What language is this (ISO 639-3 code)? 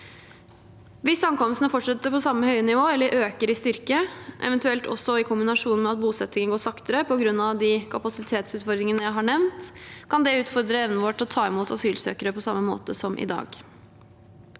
nor